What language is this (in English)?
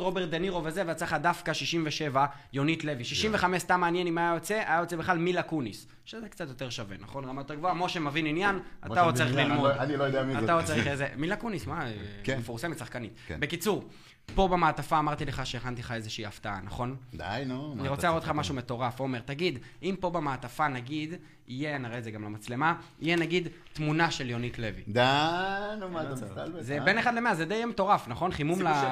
Hebrew